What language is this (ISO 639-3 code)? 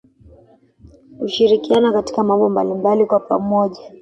swa